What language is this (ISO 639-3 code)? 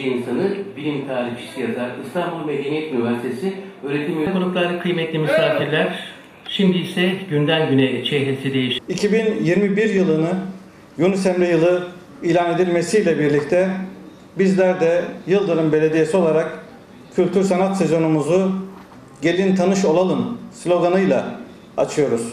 tur